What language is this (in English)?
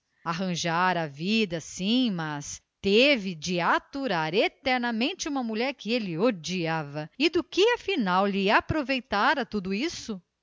Portuguese